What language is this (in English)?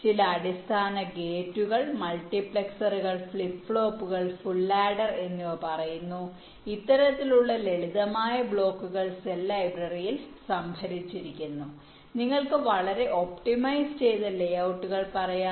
Malayalam